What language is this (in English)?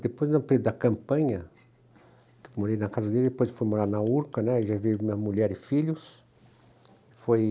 Portuguese